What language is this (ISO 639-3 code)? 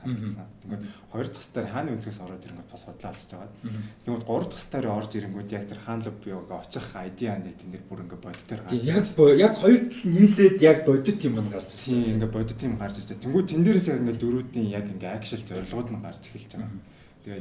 kor